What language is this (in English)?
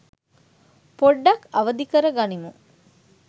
Sinhala